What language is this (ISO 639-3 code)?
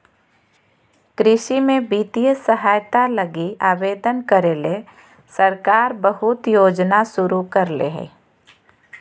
mag